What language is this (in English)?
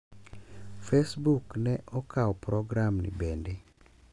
Luo (Kenya and Tanzania)